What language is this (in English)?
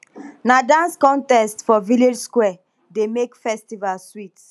Nigerian Pidgin